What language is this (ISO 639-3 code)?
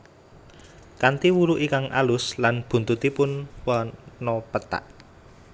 jav